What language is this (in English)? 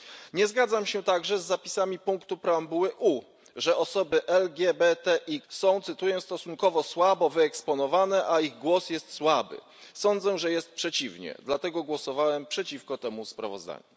Polish